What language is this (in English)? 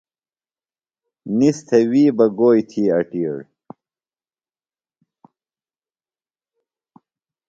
Phalura